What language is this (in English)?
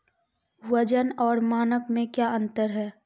Maithili